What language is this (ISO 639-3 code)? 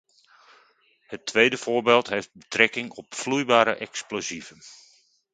nld